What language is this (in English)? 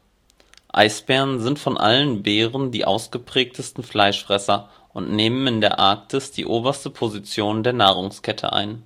German